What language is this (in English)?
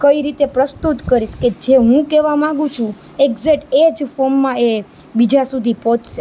Gujarati